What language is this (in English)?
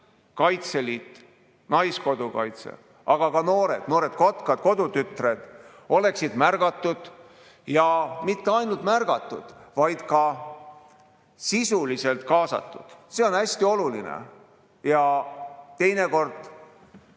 Estonian